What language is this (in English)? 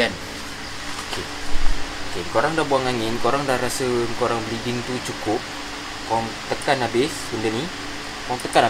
Malay